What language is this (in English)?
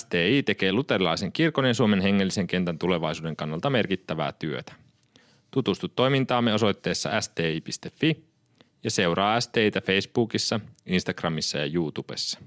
Finnish